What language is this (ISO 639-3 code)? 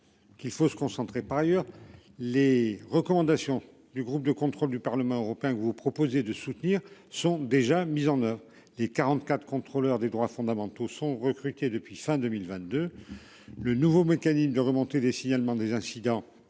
fra